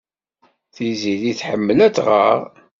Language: Kabyle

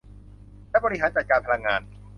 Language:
Thai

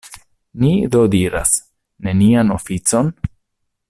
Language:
Esperanto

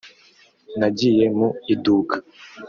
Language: Kinyarwanda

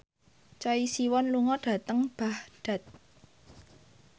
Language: Javanese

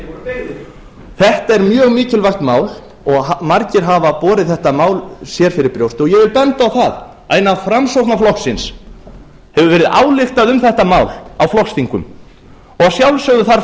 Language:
Icelandic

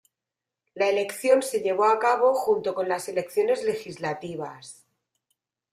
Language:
Spanish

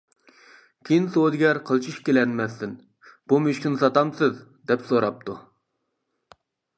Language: Uyghur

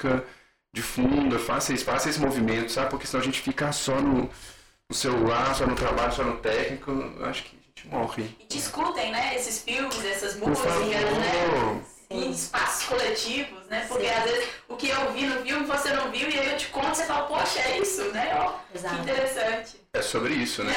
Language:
Portuguese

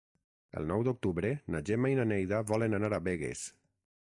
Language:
Catalan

